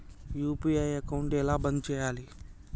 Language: Telugu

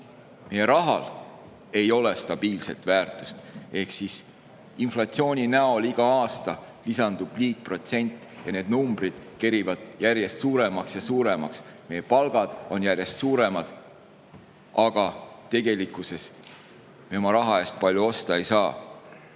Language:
Estonian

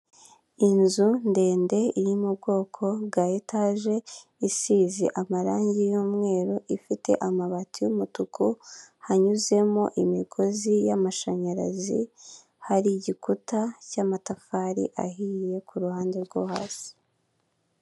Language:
Kinyarwanda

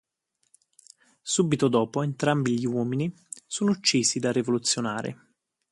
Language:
Italian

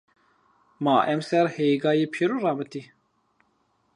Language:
Zaza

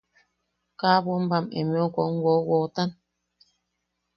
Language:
Yaqui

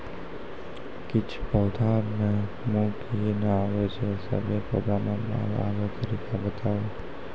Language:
Maithili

